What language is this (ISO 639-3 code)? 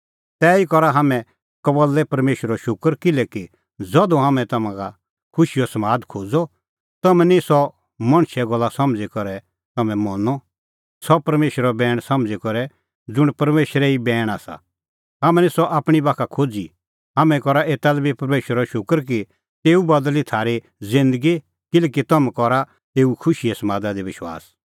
kfx